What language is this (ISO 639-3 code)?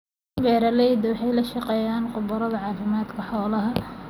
som